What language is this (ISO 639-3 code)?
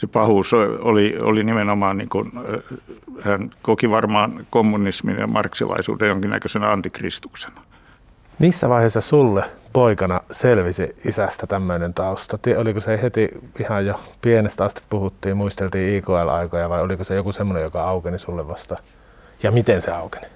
fin